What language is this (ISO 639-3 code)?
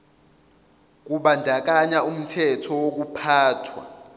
zul